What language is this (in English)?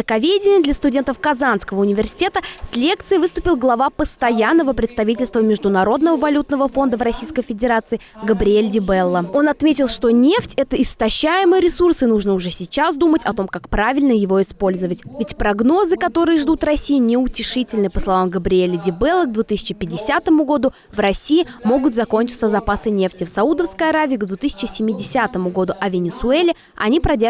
Russian